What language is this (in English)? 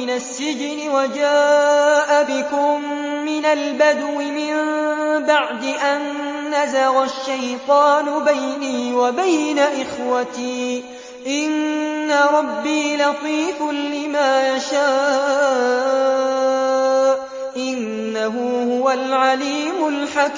Arabic